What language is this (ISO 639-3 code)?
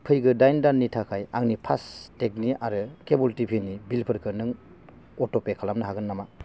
brx